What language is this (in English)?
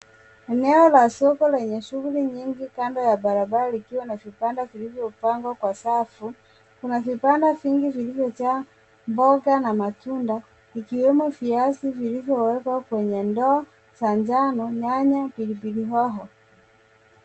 Swahili